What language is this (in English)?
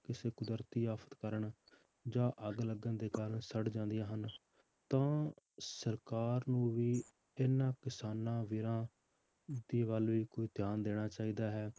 Punjabi